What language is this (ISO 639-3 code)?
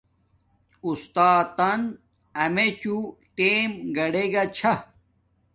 dmk